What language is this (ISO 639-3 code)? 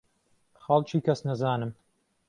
ckb